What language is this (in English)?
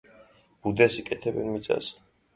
Georgian